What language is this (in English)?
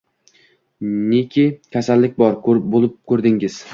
Uzbek